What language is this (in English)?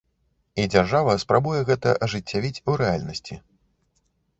Belarusian